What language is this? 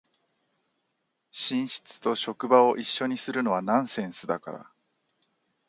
Japanese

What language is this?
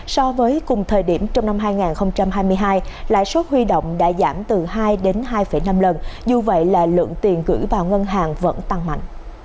Vietnamese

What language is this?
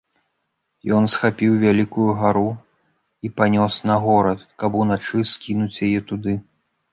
Belarusian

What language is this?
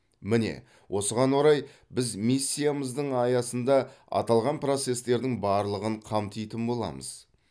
Kazakh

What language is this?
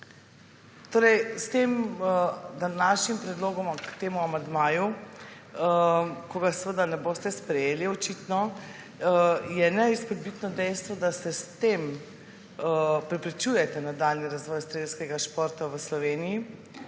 Slovenian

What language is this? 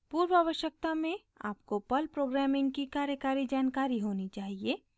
Hindi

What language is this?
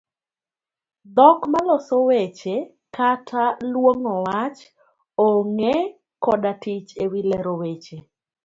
Luo (Kenya and Tanzania)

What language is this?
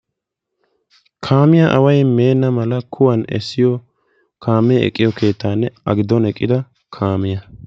Wolaytta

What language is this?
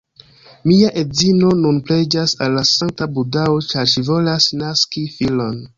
Esperanto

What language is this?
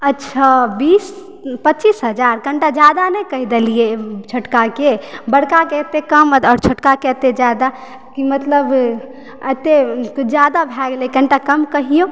Maithili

